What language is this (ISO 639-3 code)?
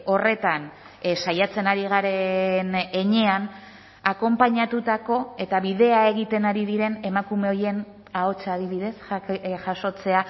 eus